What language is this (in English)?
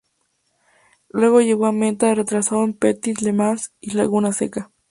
Spanish